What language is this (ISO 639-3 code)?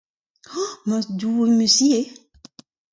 bre